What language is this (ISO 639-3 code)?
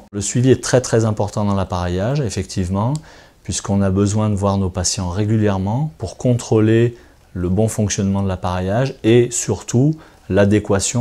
fra